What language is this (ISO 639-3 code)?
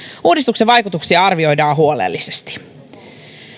fin